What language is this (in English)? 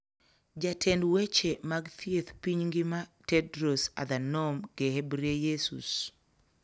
Luo (Kenya and Tanzania)